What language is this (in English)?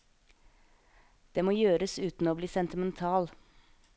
Norwegian